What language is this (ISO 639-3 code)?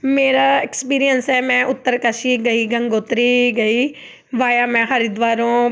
pan